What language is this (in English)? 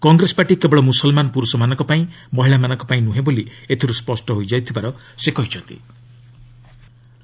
Odia